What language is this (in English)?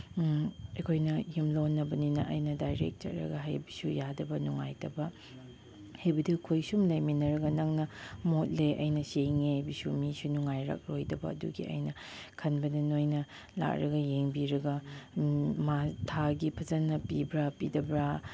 Manipuri